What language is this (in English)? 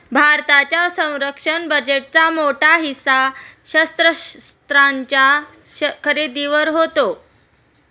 Marathi